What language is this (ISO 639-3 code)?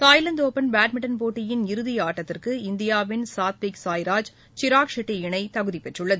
tam